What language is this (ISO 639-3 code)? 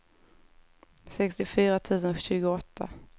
swe